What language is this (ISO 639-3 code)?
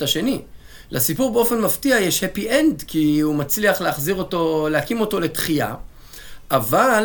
heb